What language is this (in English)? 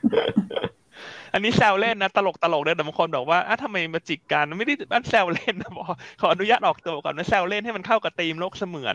Thai